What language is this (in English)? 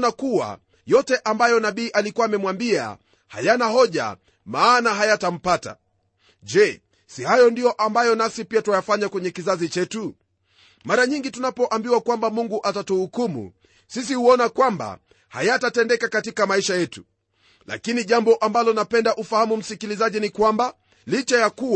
Swahili